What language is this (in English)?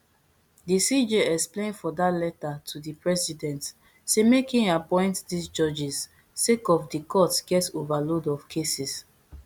Nigerian Pidgin